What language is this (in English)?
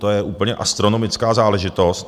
Czech